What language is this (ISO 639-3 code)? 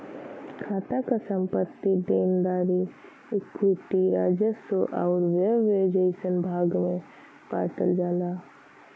bho